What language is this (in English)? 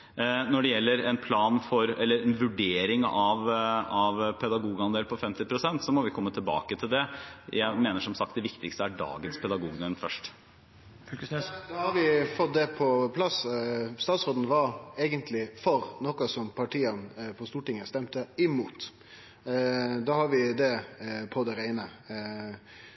Norwegian